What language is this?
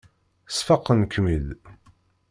Kabyle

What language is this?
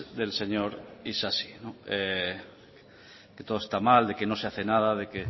Spanish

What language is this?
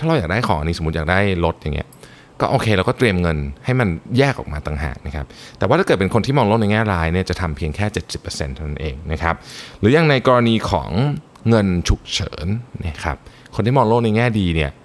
Thai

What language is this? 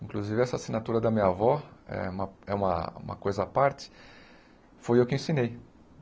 Portuguese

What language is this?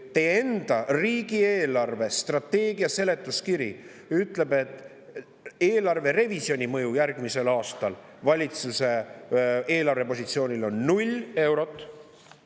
Estonian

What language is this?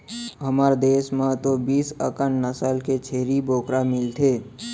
Chhattisgarhi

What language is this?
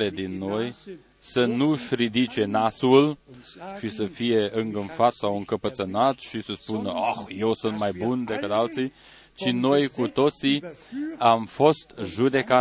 Romanian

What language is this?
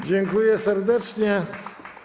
Polish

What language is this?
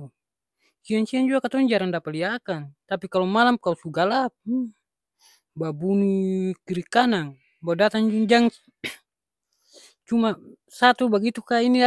Ambonese Malay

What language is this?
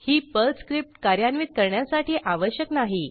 Marathi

